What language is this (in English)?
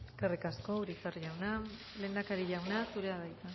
Basque